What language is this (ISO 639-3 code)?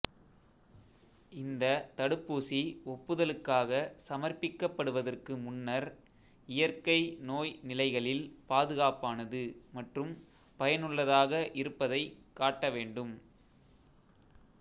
tam